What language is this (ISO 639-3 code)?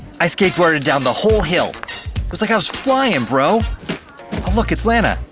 eng